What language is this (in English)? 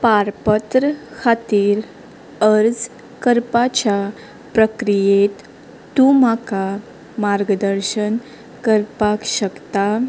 Konkani